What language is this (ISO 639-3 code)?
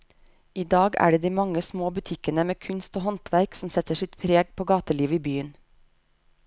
nor